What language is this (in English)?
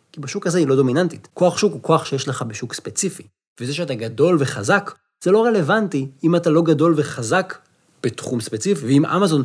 Hebrew